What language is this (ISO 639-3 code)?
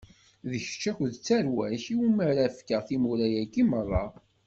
kab